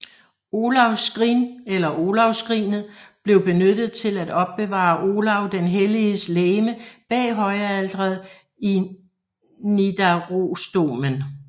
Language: Danish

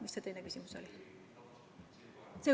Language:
Estonian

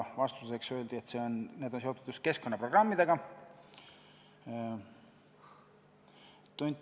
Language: Estonian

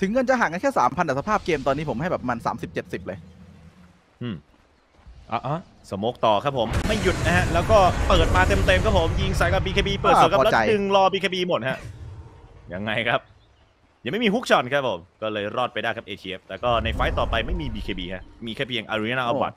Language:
Thai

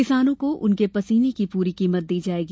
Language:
Hindi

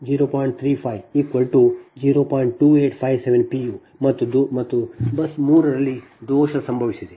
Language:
Kannada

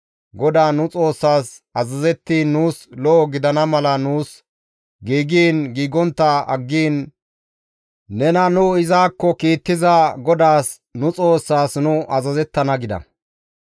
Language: Gamo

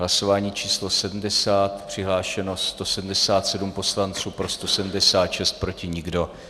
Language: Czech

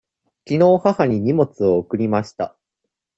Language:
Japanese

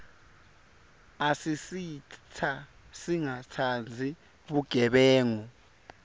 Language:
Swati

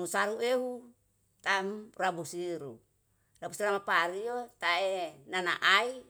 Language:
Yalahatan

